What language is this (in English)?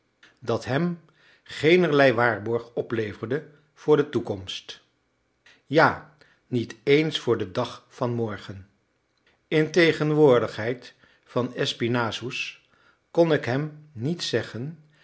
Dutch